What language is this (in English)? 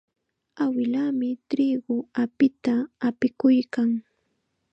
Chiquián Ancash Quechua